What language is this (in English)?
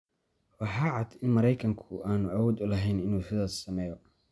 Somali